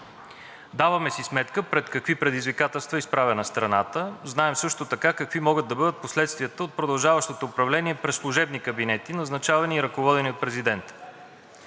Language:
Bulgarian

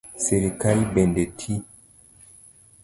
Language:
Luo (Kenya and Tanzania)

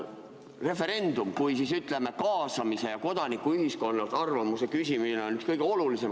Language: Estonian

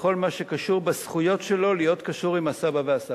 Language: Hebrew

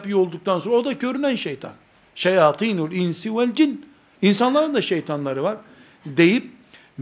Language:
Turkish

